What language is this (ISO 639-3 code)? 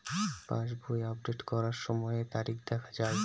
ben